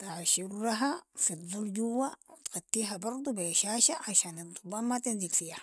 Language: Sudanese Arabic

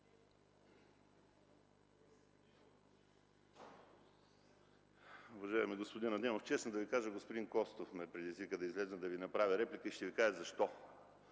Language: Bulgarian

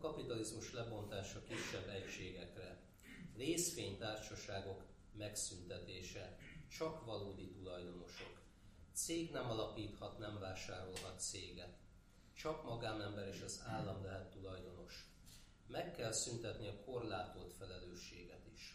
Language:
Hungarian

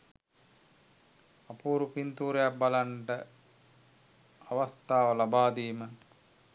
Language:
Sinhala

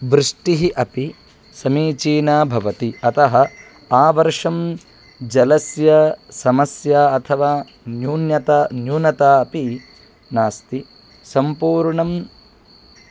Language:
Sanskrit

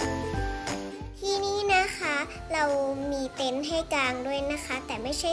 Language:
Thai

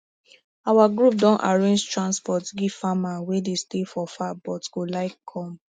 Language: Nigerian Pidgin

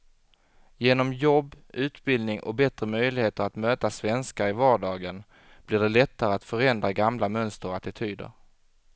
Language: Swedish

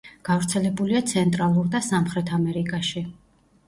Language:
Georgian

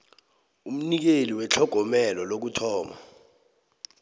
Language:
South Ndebele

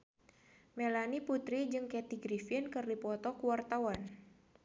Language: Sundanese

